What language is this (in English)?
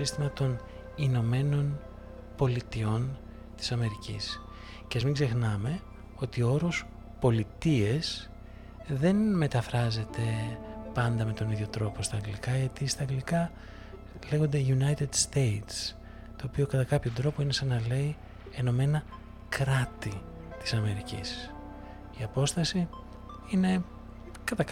Greek